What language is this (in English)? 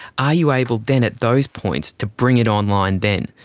English